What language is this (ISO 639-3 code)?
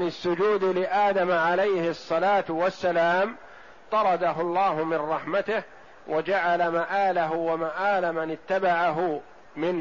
ara